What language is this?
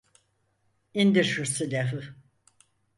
Turkish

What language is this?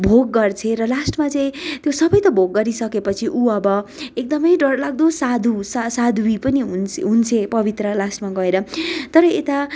Nepali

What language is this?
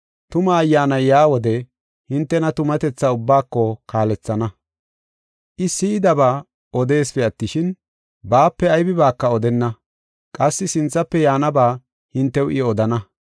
Gofa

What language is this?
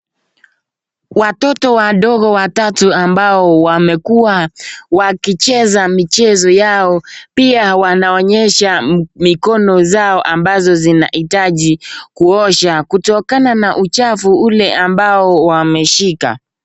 Swahili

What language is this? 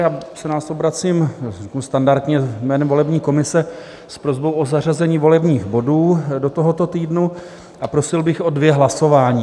Czech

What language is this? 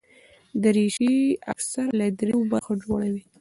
Pashto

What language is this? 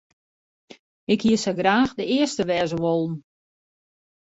Western Frisian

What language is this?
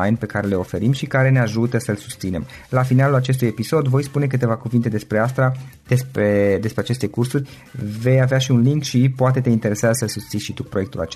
Romanian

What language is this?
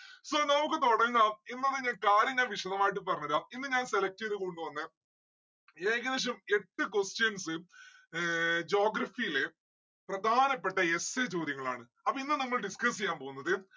Malayalam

